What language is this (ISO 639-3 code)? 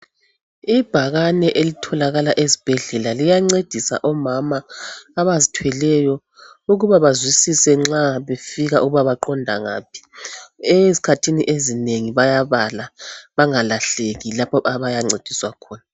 nde